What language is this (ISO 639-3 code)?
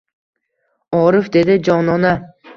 uzb